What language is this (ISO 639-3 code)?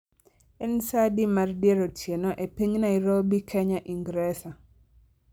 luo